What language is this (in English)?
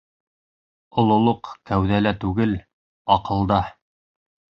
Bashkir